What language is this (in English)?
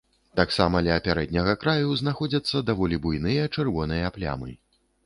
Belarusian